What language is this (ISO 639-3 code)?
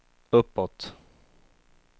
swe